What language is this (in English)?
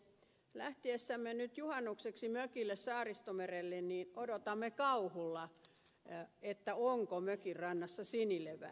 Finnish